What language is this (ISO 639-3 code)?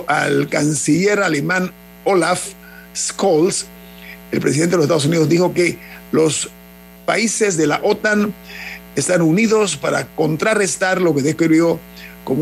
spa